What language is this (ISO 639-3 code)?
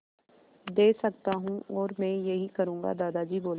hin